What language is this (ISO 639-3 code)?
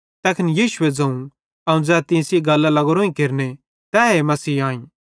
bhd